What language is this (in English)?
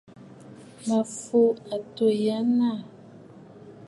Bafut